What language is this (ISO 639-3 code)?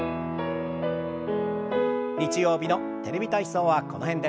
jpn